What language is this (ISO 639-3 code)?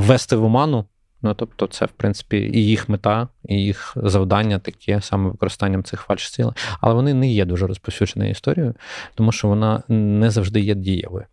ukr